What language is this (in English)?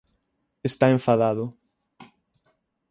Galician